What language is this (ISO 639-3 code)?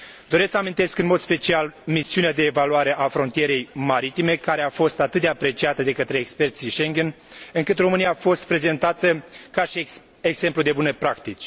ron